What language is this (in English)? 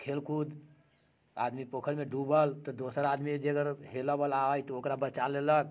Maithili